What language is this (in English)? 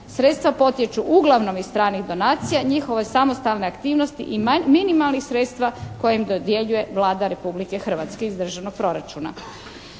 Croatian